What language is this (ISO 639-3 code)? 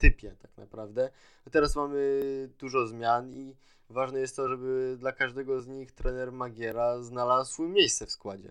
pol